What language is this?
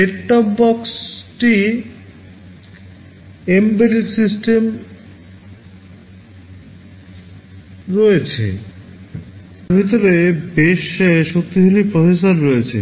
Bangla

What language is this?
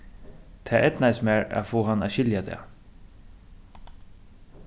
Faroese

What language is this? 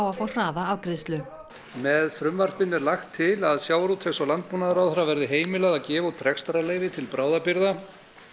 Icelandic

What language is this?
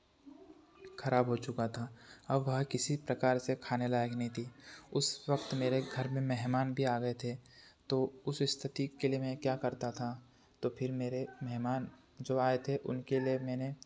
Hindi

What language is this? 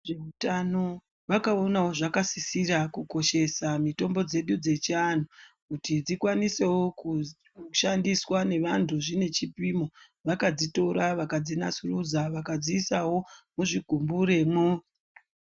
Ndau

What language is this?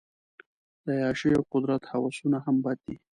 Pashto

